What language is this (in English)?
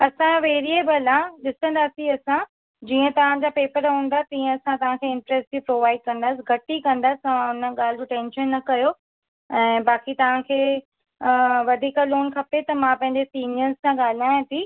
Sindhi